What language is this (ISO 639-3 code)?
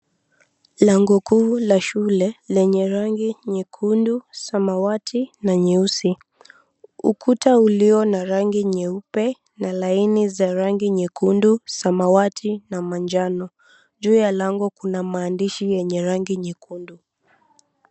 swa